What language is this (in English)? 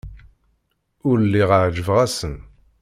Kabyle